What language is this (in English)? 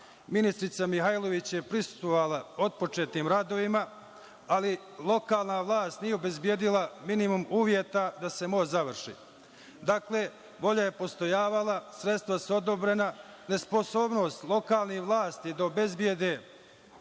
Serbian